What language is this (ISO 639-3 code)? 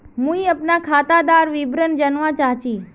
mag